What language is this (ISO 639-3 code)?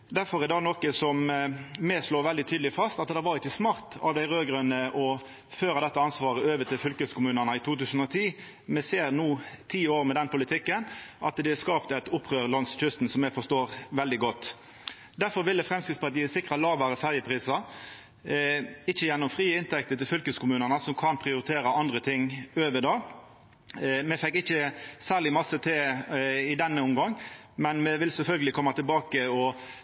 nno